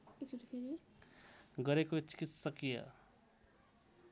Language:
Nepali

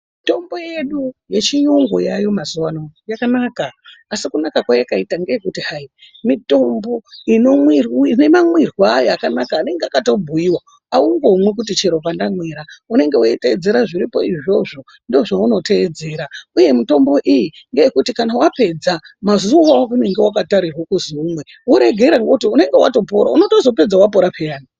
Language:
Ndau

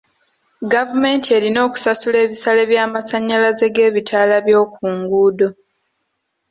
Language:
Ganda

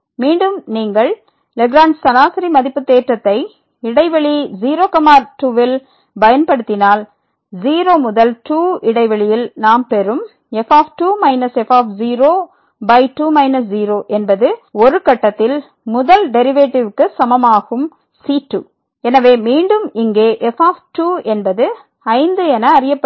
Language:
Tamil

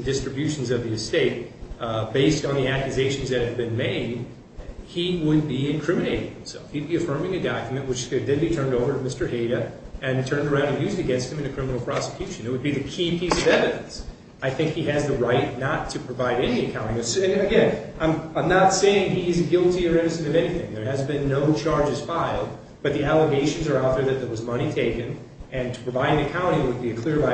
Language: English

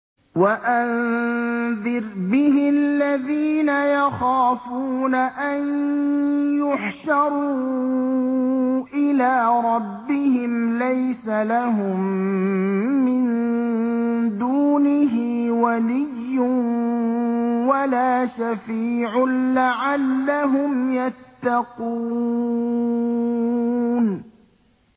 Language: Arabic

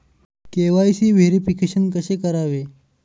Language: Marathi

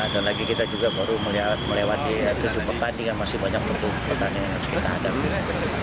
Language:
Indonesian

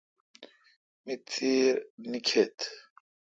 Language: Kalkoti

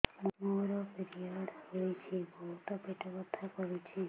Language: Odia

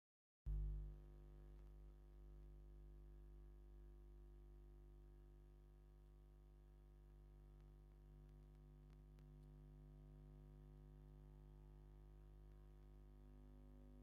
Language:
Tigrinya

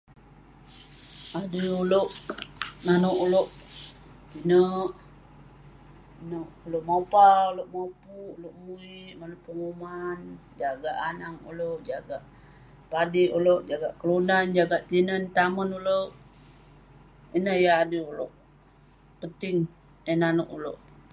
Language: Western Penan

